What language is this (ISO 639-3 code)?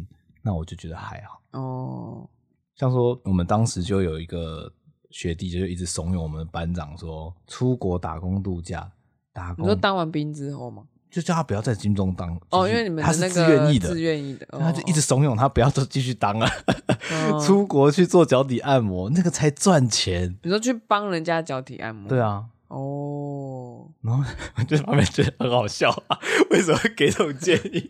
zho